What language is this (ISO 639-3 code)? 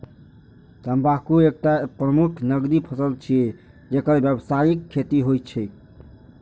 mai